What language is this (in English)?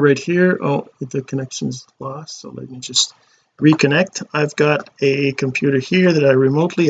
English